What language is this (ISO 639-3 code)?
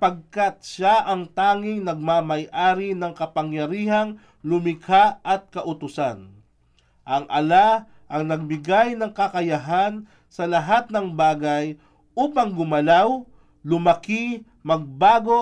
fil